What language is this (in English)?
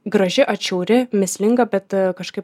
Lithuanian